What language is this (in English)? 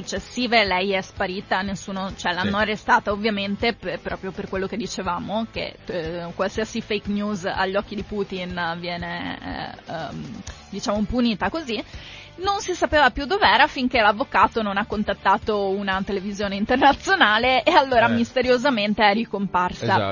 Italian